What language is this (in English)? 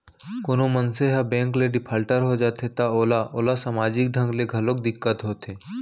Chhattisgarhi